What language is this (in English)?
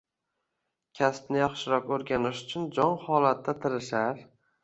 Uzbek